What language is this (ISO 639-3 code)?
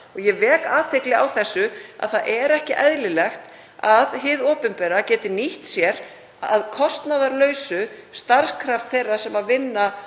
isl